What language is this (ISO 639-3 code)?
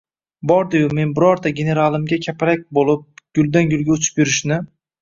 uzb